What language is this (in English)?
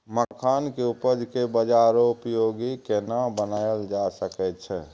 Maithili